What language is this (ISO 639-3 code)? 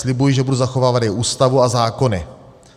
ces